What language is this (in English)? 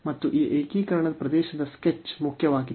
Kannada